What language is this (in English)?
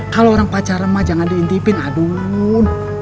Indonesian